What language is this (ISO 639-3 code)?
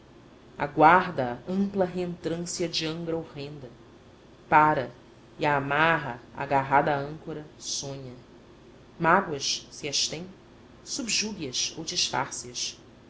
por